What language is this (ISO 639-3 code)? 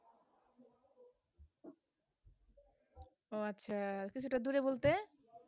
ben